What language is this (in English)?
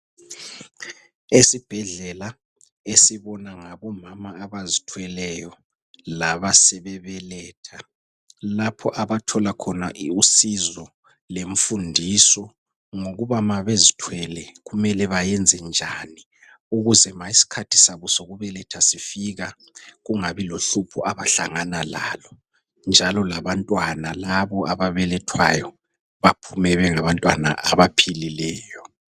North Ndebele